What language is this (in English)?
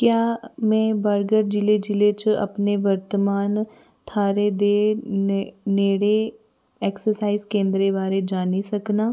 Dogri